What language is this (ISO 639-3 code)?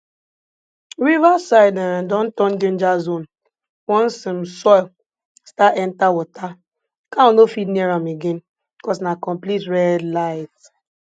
pcm